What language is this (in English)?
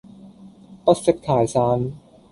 Cantonese